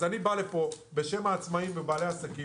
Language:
Hebrew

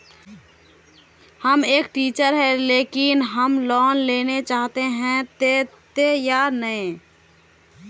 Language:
Magahi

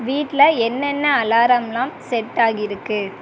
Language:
Tamil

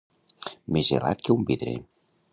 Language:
Catalan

